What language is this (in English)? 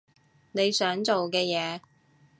Cantonese